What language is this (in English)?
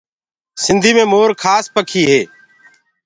Gurgula